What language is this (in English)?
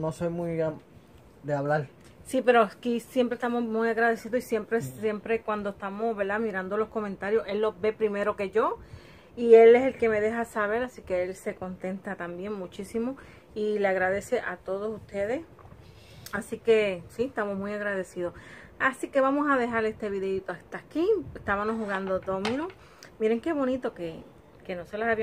Spanish